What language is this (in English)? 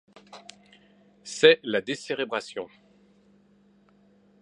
French